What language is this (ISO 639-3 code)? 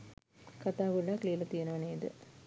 sin